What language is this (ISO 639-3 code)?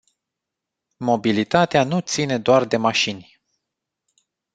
ron